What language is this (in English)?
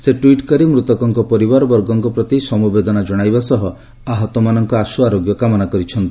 Odia